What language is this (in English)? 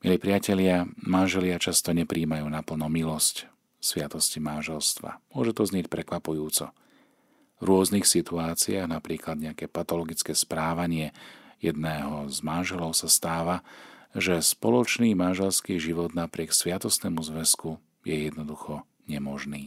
Slovak